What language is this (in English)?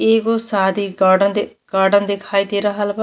Bhojpuri